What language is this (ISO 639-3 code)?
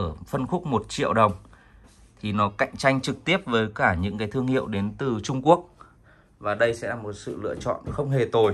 vie